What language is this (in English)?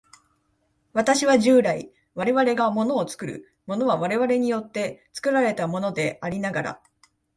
Japanese